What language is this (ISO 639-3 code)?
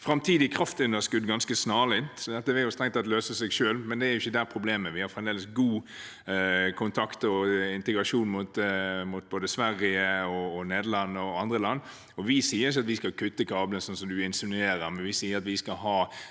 nor